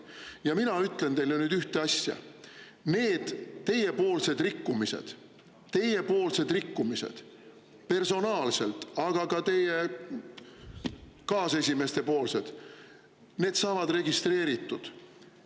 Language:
Estonian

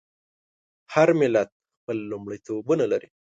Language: Pashto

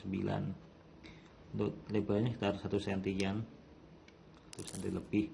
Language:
Indonesian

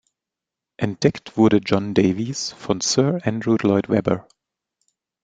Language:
German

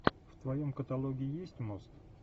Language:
Russian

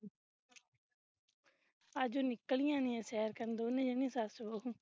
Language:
Punjabi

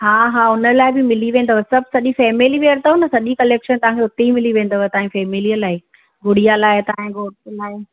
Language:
Sindhi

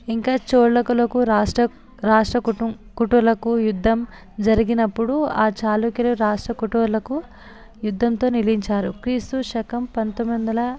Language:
Telugu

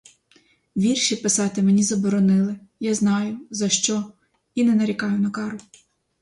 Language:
Ukrainian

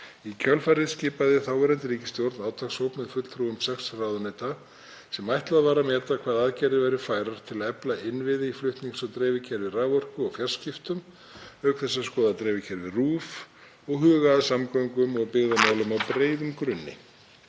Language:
Icelandic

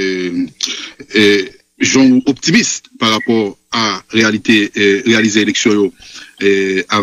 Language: French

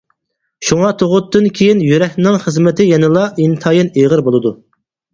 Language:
Uyghur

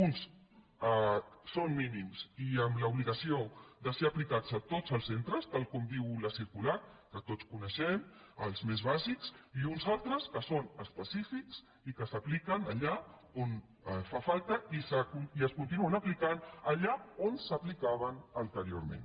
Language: Catalan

